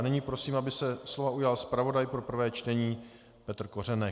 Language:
Czech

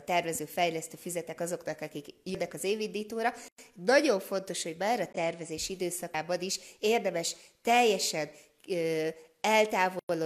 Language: Hungarian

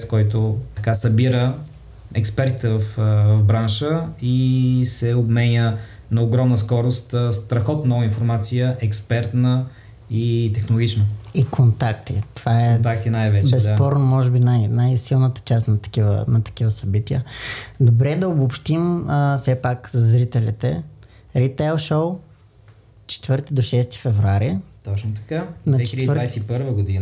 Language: Bulgarian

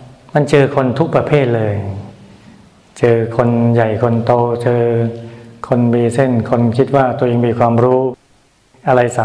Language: Thai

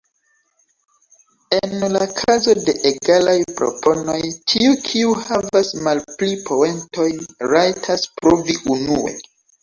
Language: Esperanto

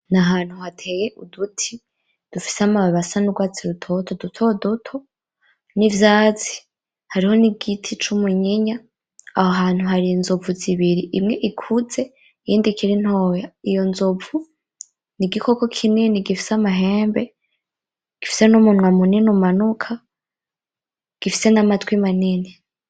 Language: Rundi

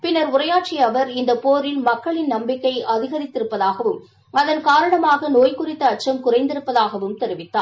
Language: Tamil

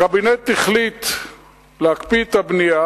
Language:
Hebrew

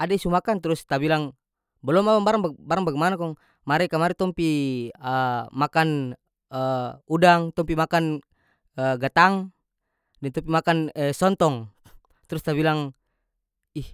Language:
North Moluccan Malay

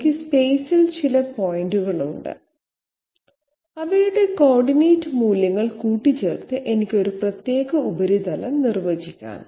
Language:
Malayalam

